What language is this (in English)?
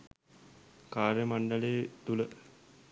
Sinhala